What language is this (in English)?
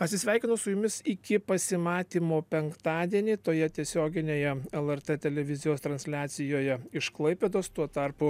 Lithuanian